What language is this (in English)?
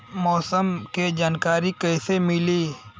Bhojpuri